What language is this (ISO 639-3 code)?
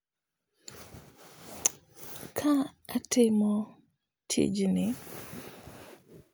luo